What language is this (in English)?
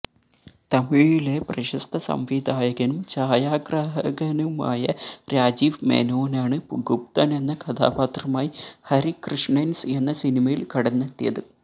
Malayalam